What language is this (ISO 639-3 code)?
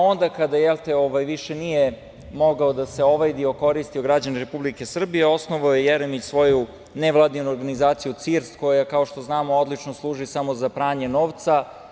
srp